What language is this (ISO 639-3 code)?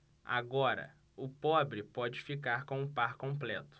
por